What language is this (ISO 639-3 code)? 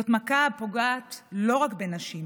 heb